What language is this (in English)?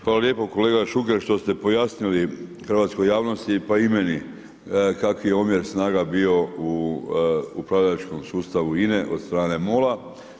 Croatian